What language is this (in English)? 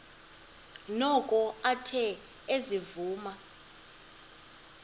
Xhosa